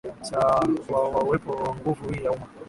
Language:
Swahili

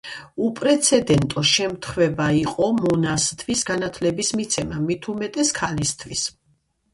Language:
Georgian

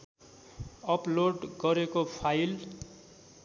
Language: Nepali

